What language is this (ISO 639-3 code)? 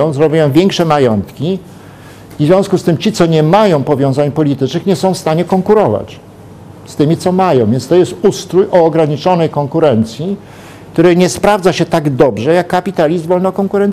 pol